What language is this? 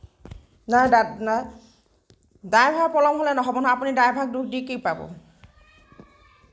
Assamese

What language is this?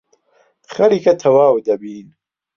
Central Kurdish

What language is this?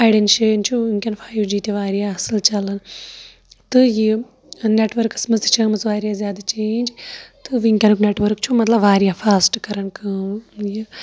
Kashmiri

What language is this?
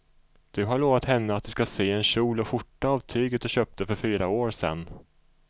Swedish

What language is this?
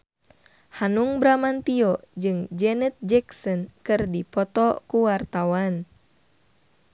Sundanese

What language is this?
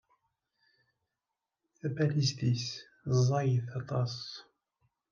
Kabyle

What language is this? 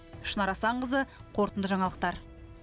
Kazakh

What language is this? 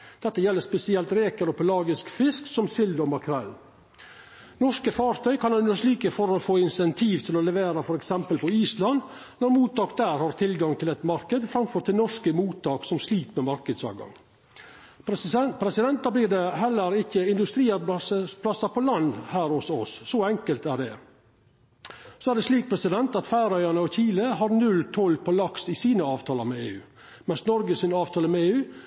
Norwegian Nynorsk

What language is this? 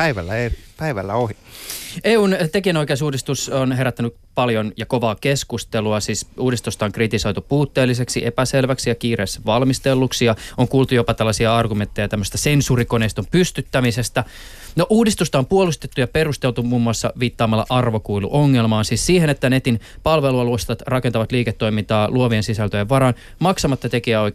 Finnish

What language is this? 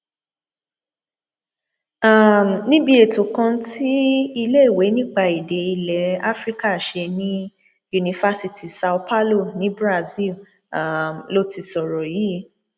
Yoruba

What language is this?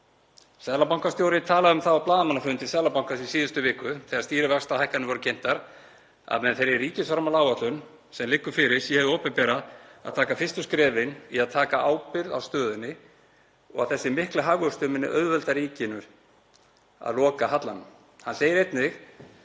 Icelandic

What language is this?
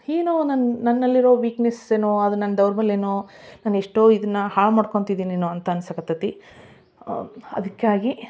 Kannada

